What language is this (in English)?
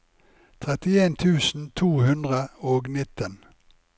Norwegian